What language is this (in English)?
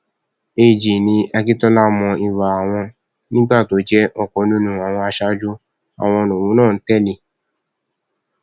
Yoruba